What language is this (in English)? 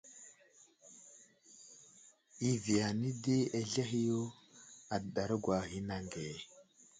Wuzlam